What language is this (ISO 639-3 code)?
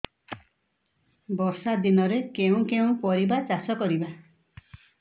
ori